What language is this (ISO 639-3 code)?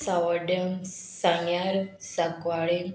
kok